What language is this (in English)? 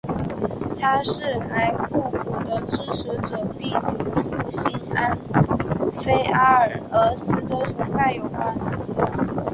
Chinese